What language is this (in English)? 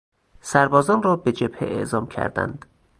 Persian